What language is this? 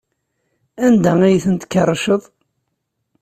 Kabyle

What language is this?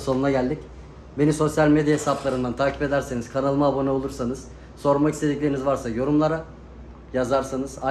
Turkish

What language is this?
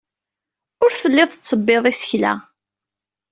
Kabyle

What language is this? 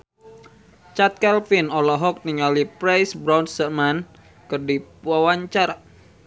Sundanese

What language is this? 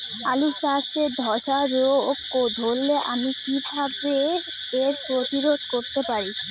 Bangla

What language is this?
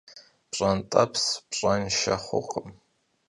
Kabardian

